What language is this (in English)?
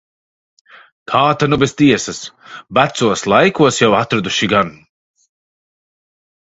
Latvian